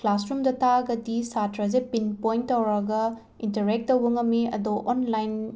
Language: Manipuri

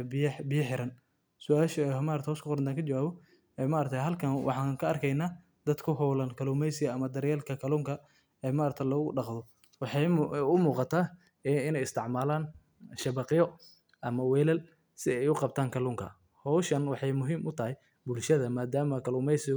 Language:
Somali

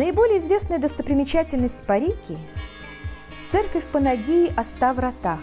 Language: Russian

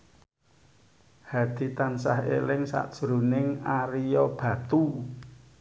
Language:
Javanese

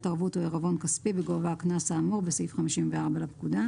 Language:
Hebrew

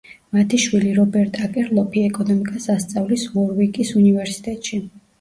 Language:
Georgian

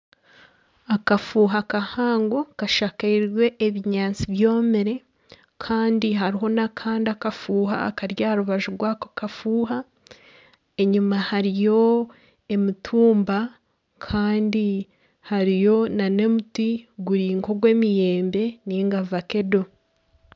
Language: Nyankole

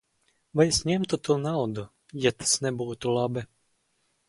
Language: Latvian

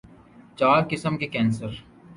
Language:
Urdu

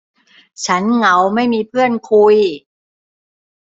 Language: Thai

